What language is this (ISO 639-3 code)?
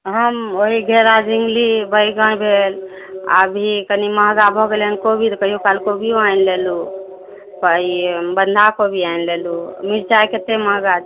mai